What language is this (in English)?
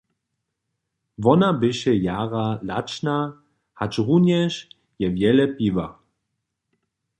Upper Sorbian